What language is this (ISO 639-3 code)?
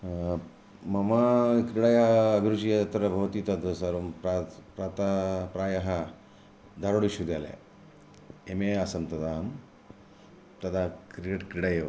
san